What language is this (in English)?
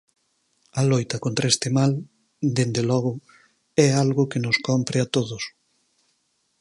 Galician